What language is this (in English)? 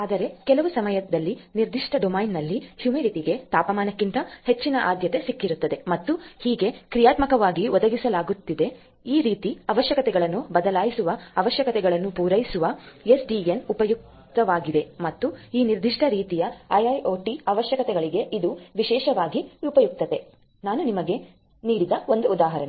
Kannada